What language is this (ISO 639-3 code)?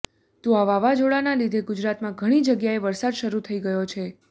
guj